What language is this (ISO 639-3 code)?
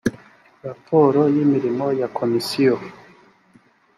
kin